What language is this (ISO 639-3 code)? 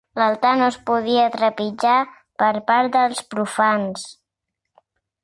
cat